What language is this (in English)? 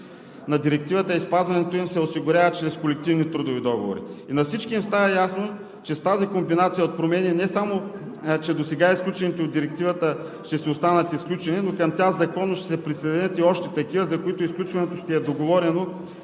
Bulgarian